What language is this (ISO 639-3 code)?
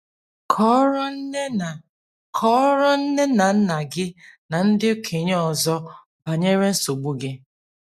ibo